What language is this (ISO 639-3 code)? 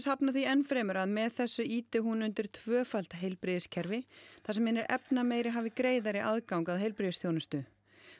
isl